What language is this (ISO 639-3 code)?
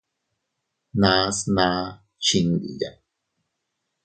cut